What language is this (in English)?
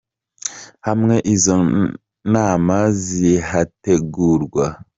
Kinyarwanda